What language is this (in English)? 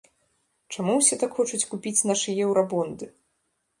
Belarusian